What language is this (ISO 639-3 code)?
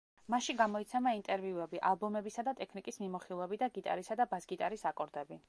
kat